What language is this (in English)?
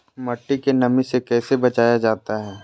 Magahi